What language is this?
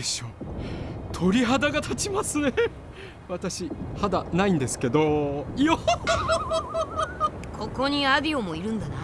Japanese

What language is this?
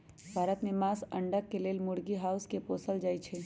Magahi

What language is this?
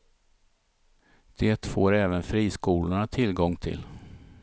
Swedish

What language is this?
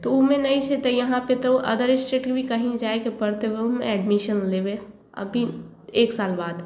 Maithili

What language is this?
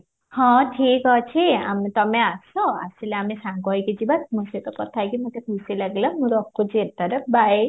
Odia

